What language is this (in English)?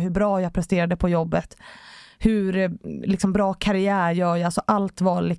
Swedish